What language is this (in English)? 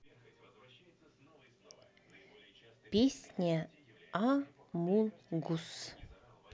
Russian